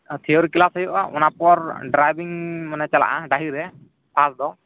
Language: Santali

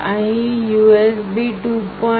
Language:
Gujarati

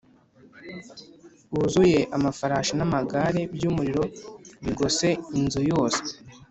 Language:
Kinyarwanda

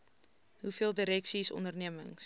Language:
Afrikaans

